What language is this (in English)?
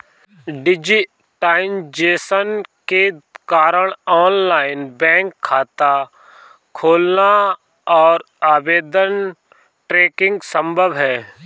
Hindi